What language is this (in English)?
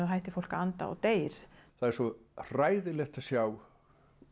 Icelandic